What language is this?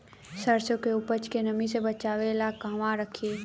Bhojpuri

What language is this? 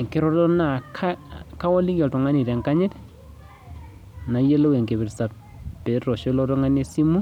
Masai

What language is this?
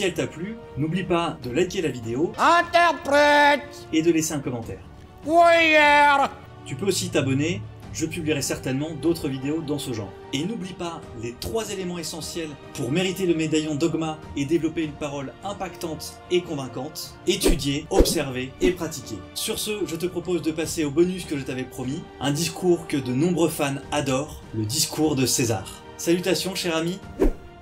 French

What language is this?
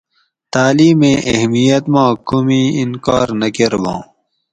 Gawri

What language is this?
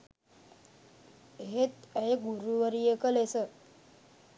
Sinhala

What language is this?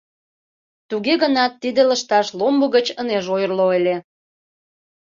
Mari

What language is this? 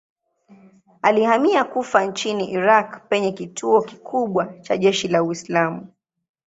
Swahili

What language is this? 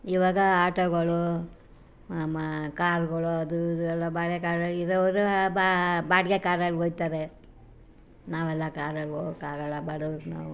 Kannada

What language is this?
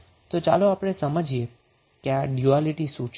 Gujarati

